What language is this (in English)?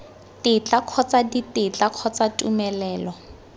Tswana